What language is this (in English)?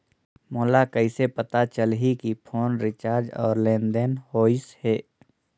Chhattisgarhi